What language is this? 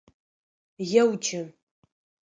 Adyghe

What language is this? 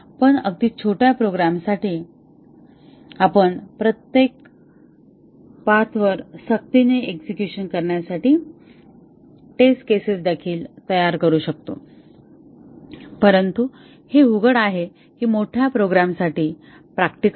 Marathi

